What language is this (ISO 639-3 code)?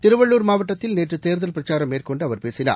tam